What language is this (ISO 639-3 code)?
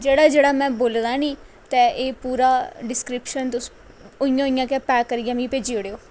doi